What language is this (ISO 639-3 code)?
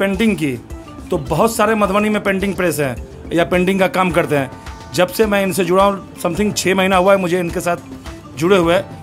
hin